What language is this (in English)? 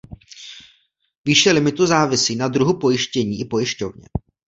Czech